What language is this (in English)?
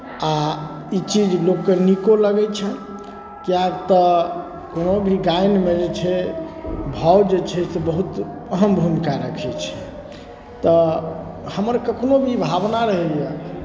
Maithili